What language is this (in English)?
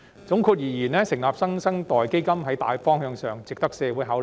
Cantonese